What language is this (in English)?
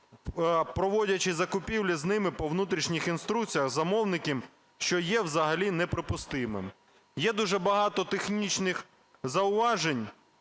Ukrainian